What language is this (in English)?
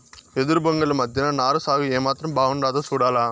Telugu